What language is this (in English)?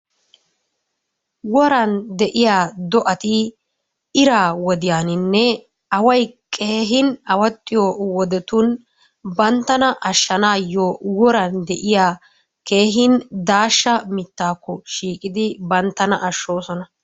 Wolaytta